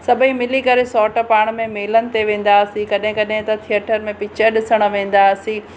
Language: Sindhi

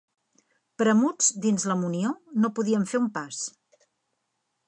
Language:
Catalan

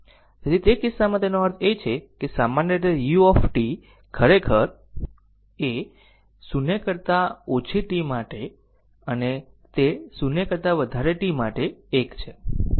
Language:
Gujarati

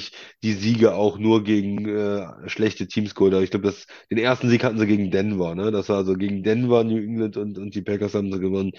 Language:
German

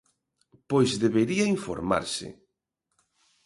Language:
Galician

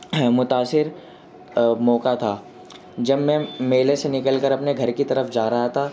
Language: Urdu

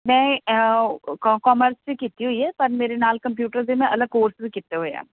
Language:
Punjabi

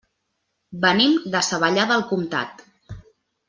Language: Catalan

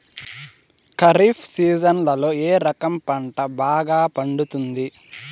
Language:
Telugu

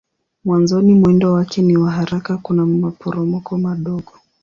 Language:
Swahili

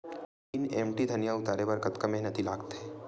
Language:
Chhattisgarhi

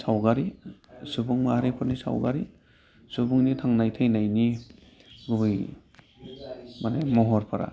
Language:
Bodo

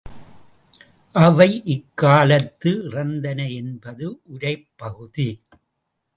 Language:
Tamil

